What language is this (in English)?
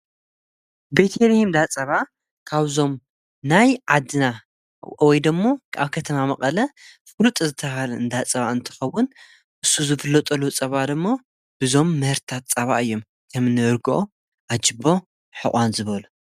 Tigrinya